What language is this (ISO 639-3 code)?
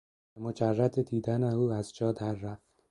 fas